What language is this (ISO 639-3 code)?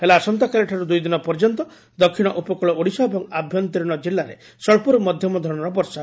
ori